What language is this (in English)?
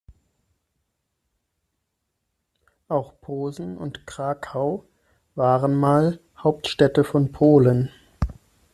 German